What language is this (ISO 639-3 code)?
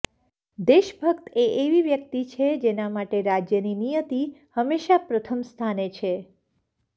guj